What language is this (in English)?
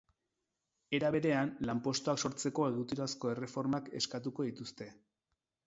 Basque